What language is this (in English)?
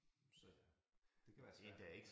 Danish